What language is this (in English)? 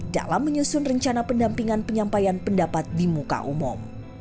Indonesian